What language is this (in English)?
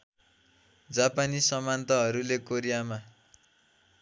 Nepali